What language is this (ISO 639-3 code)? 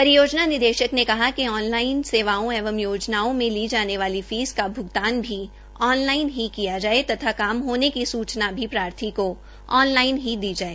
hin